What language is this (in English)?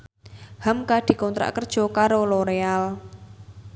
Javanese